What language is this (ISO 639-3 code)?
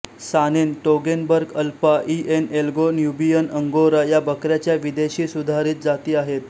mar